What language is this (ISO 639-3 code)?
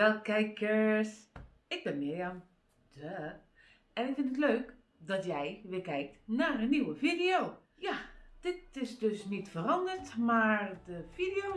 nld